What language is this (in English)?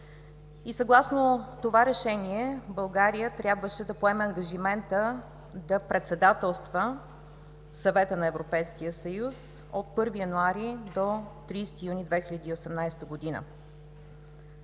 Bulgarian